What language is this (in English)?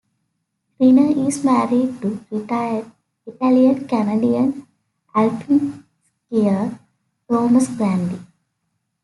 English